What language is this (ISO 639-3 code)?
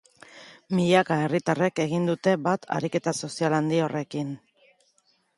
eus